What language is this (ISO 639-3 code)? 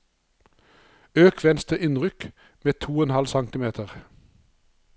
nor